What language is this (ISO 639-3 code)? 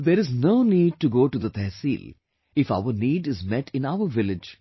eng